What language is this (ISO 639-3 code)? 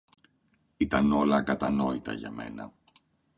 ell